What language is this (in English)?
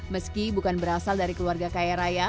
Indonesian